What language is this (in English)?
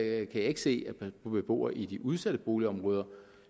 Danish